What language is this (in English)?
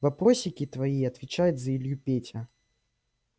Russian